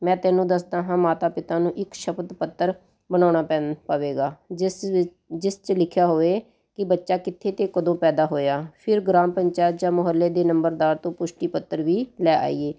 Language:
Punjabi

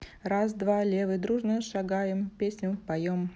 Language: Russian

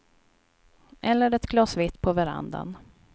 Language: Swedish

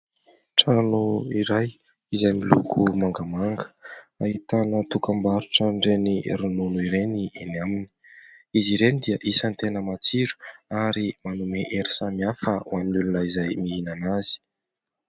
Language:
Malagasy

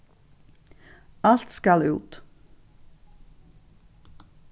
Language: Faroese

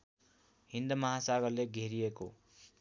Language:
Nepali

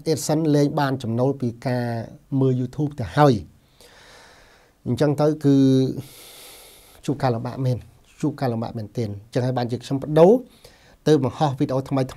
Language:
Thai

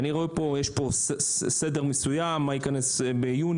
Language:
Hebrew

